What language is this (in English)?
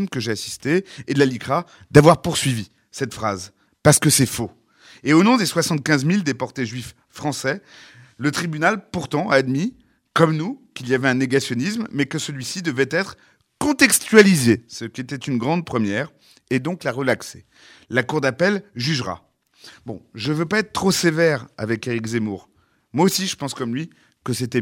French